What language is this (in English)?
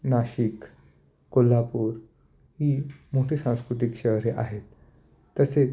Marathi